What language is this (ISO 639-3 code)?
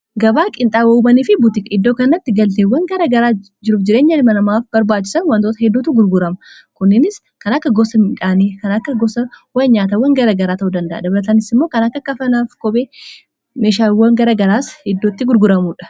orm